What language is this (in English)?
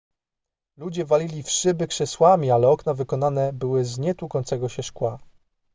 Polish